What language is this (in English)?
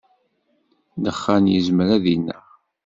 Kabyle